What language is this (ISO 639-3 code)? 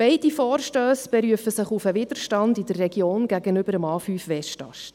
gsw